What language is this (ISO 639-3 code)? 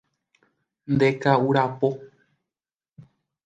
grn